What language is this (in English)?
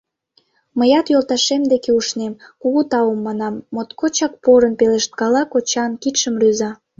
Mari